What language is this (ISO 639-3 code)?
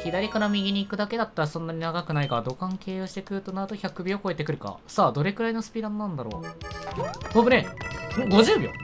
jpn